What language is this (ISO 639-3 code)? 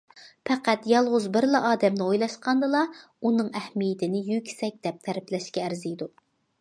uig